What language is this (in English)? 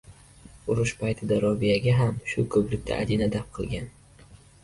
Uzbek